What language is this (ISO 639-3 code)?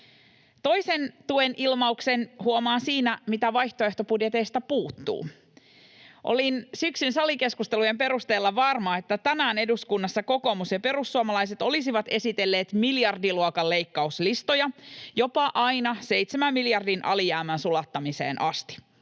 fin